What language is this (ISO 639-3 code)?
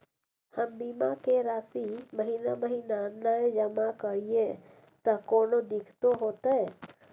mai